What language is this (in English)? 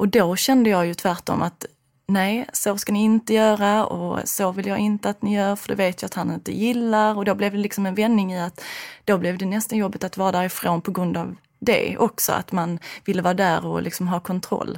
Swedish